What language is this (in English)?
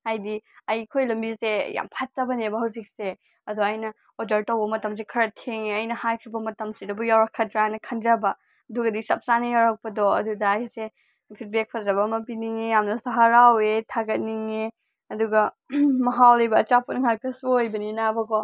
Manipuri